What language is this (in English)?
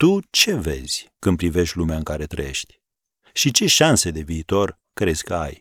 Romanian